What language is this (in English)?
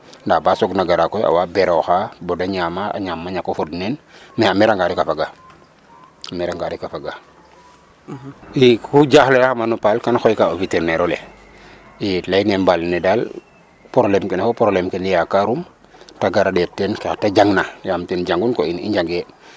Serer